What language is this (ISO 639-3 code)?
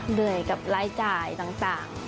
tha